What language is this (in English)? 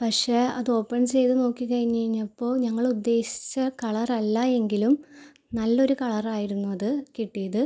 Malayalam